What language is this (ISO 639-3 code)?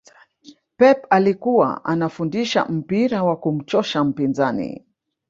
swa